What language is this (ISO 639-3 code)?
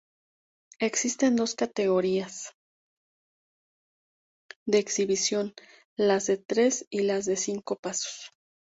spa